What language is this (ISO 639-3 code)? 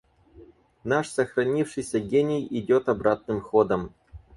rus